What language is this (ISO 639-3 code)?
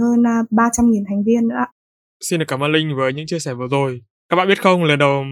vie